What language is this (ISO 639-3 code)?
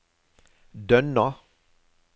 nor